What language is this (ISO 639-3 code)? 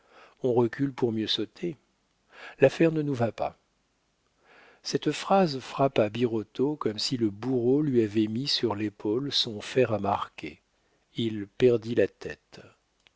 fra